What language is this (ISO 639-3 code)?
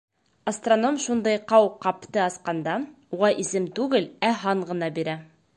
bak